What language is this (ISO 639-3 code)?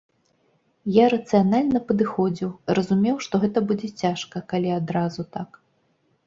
bel